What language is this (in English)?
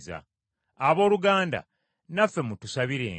Ganda